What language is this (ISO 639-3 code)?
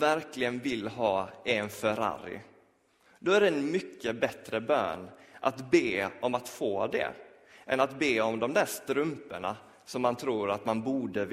swe